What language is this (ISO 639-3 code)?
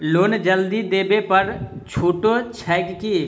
mai